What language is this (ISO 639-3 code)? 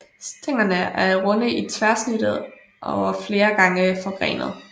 dan